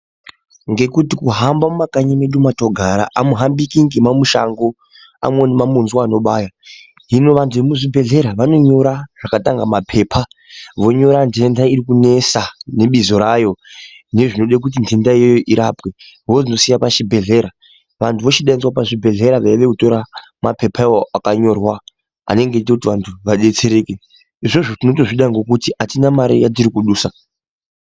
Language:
Ndau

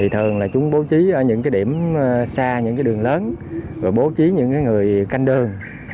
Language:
Vietnamese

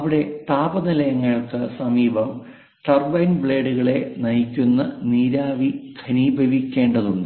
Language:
Malayalam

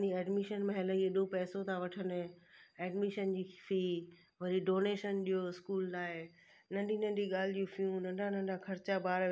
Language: Sindhi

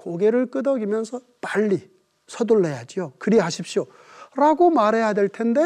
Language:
Korean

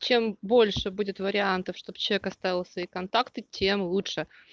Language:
Russian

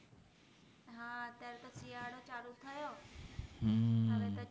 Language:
Gujarati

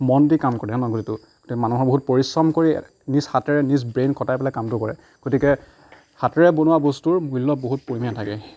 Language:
Assamese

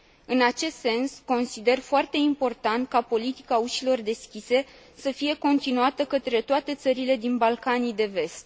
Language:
Romanian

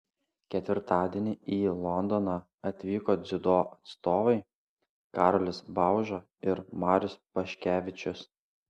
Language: Lithuanian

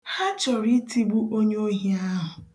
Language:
Igbo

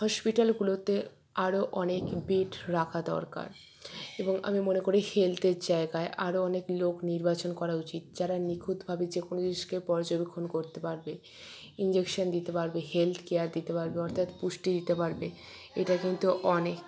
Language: Bangla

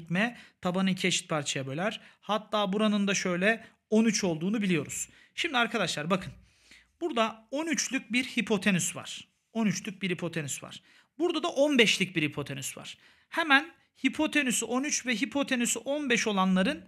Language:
Turkish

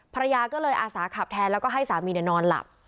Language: Thai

